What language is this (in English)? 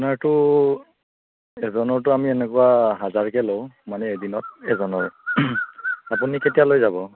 Assamese